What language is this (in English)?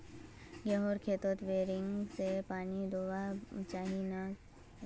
Magahi